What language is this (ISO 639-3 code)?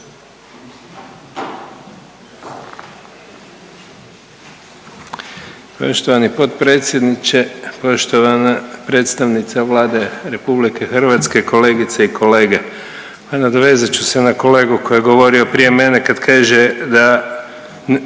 hrv